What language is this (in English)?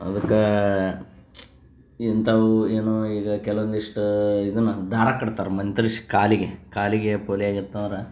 Kannada